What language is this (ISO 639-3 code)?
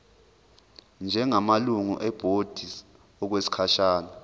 zul